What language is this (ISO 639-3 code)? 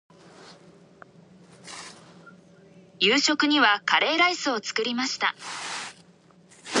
jpn